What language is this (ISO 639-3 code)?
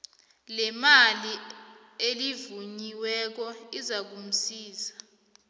nbl